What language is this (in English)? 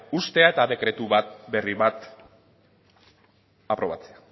Basque